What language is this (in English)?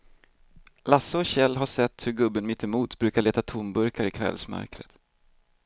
Swedish